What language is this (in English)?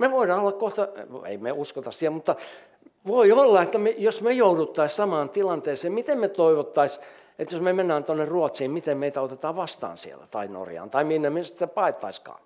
Finnish